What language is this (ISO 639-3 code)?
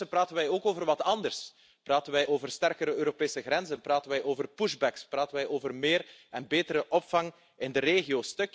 nld